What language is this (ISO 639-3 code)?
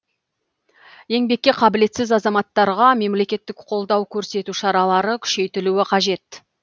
kaz